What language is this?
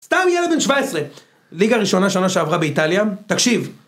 Hebrew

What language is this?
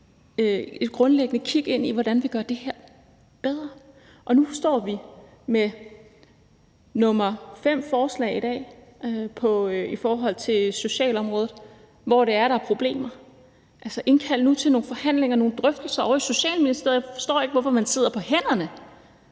Danish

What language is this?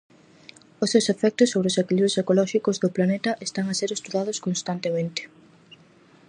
Galician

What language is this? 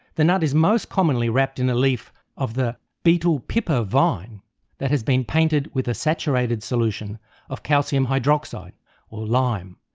English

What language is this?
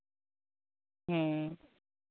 Santali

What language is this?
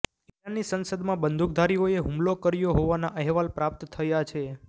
Gujarati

